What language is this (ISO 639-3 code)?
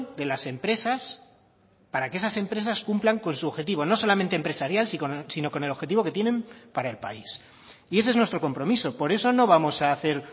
spa